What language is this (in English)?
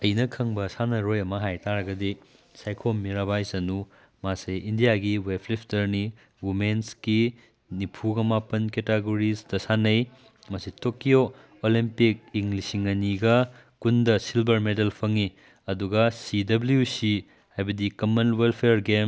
Manipuri